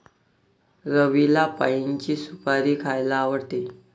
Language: Marathi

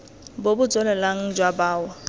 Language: Tswana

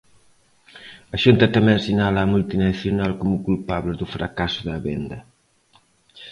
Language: Galician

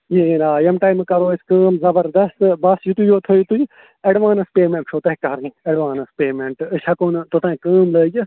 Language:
Kashmiri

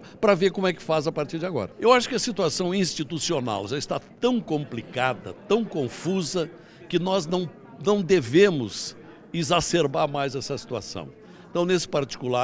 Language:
Portuguese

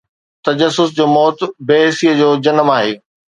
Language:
Sindhi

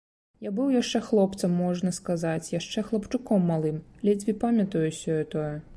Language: Belarusian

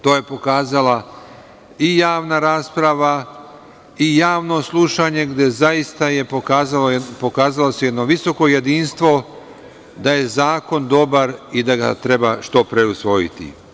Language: Serbian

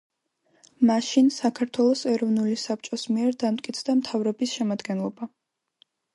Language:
Georgian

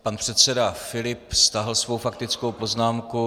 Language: Czech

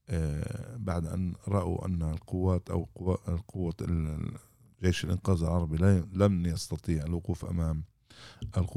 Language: Arabic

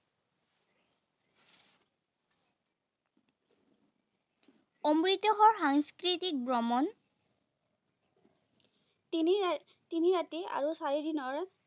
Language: Assamese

